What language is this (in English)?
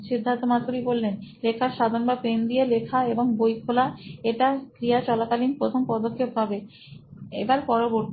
Bangla